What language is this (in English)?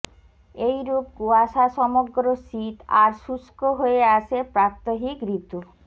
Bangla